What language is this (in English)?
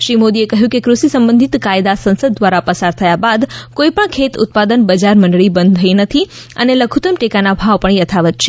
Gujarati